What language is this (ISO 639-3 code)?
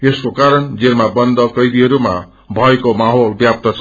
nep